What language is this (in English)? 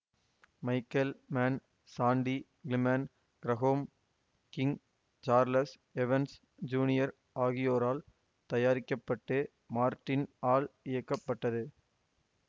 Tamil